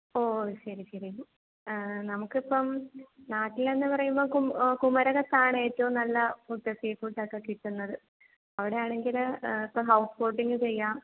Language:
Malayalam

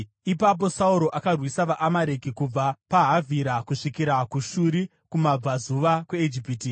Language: Shona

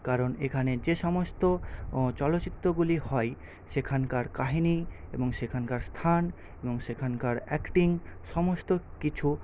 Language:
Bangla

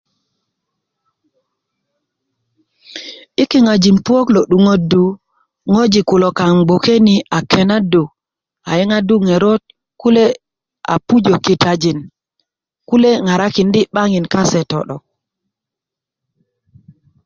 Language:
Kuku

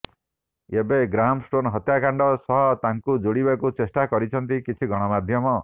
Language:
Odia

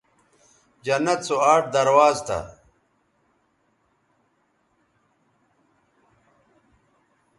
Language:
Bateri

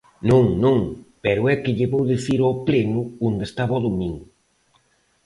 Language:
Galician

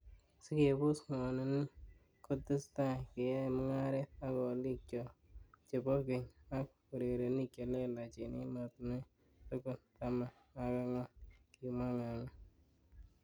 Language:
Kalenjin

